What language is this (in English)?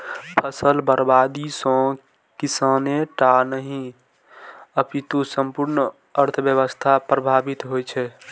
Maithili